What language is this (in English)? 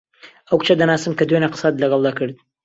Central Kurdish